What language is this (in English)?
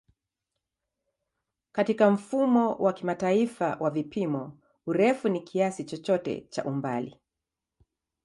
Swahili